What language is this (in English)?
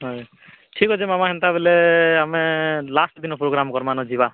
Odia